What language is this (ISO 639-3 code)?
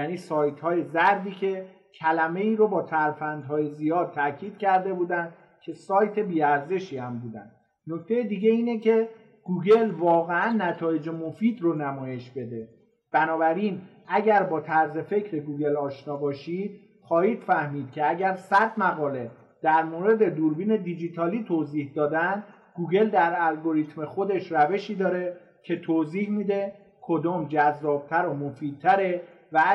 fas